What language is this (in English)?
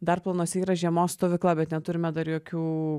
Lithuanian